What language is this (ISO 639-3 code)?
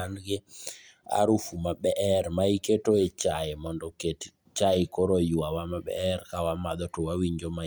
luo